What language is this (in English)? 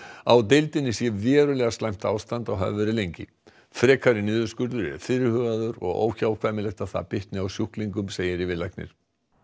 Icelandic